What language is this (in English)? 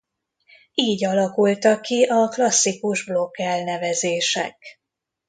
Hungarian